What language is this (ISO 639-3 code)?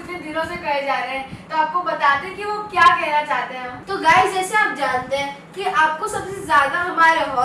hin